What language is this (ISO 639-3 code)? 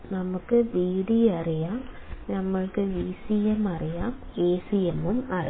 mal